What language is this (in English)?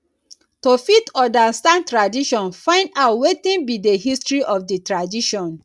Nigerian Pidgin